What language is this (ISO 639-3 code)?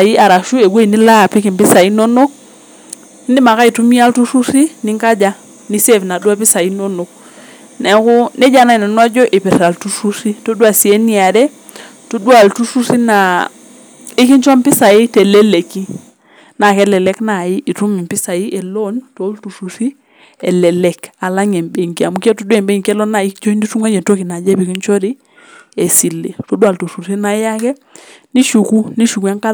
mas